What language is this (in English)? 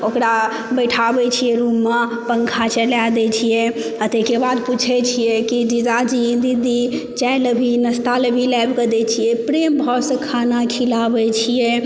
Maithili